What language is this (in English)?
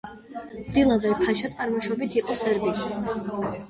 Georgian